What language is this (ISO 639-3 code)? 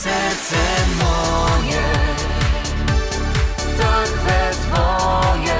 pol